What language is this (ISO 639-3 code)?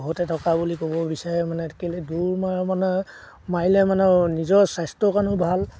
asm